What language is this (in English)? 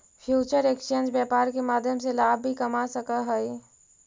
Magahi